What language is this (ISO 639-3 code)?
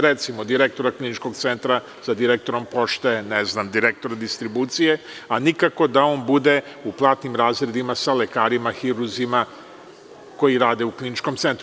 srp